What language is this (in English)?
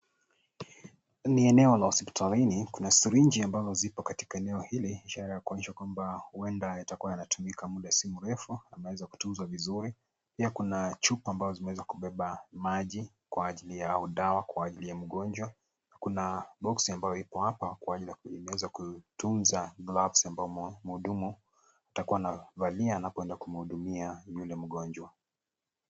Swahili